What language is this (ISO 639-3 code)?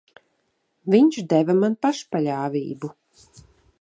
lav